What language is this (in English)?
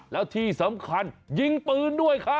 Thai